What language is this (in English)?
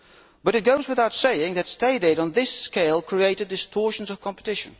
English